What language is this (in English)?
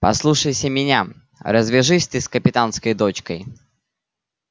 Russian